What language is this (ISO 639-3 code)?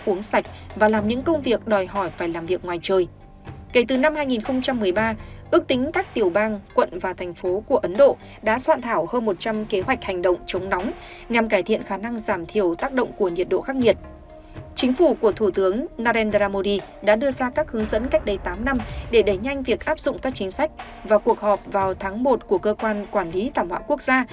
vie